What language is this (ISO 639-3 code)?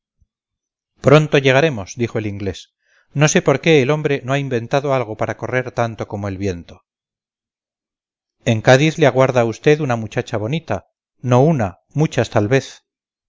spa